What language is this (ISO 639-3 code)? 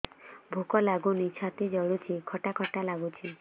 ori